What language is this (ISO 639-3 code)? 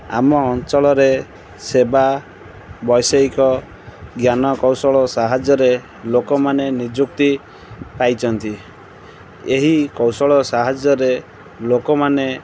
ori